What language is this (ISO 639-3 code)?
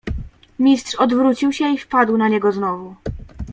pol